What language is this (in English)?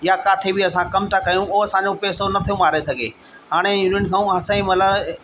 Sindhi